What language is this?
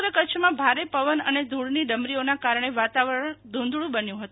Gujarati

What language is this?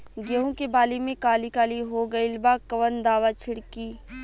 Bhojpuri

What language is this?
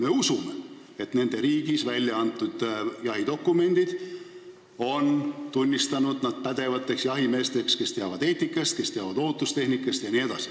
Estonian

